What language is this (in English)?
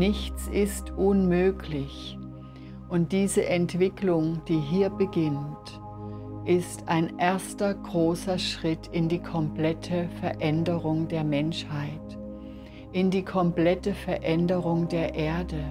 German